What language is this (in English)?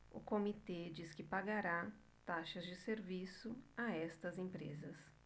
Portuguese